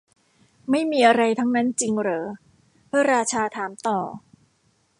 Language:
Thai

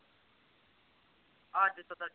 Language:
Punjabi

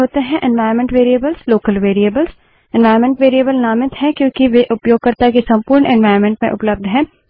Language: Hindi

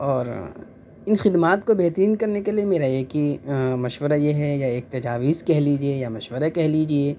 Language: Urdu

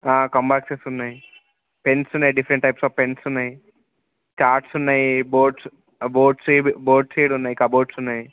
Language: Telugu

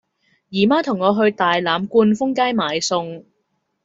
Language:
Cantonese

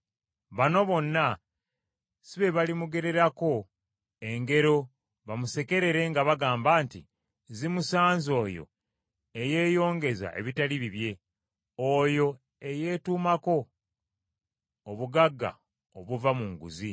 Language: Ganda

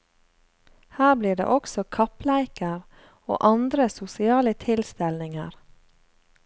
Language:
Norwegian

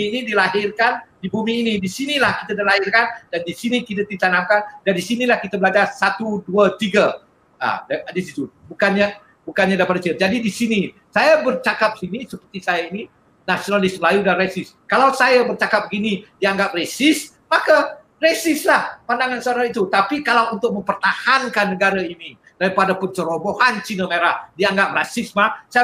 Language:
Malay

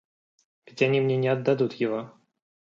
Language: Russian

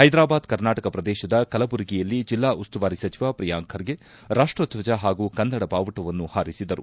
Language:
Kannada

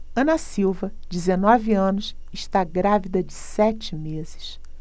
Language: Portuguese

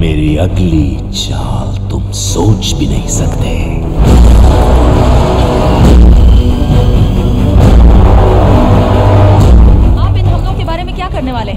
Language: Hindi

